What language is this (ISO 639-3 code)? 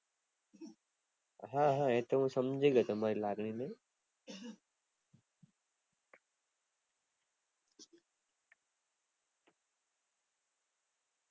guj